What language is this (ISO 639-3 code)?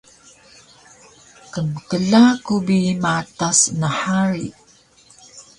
trv